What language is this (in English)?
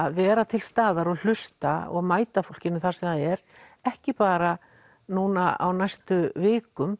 Icelandic